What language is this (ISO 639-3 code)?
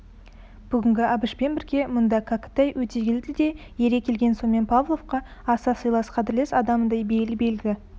kaz